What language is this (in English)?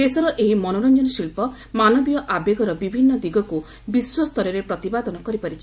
Odia